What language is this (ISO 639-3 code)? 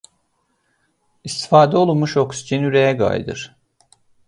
aze